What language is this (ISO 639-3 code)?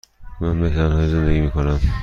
fas